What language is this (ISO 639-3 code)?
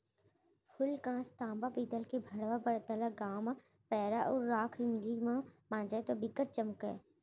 hne